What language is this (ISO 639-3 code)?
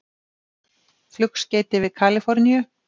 isl